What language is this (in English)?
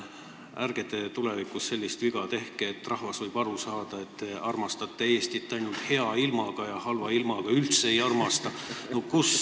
Estonian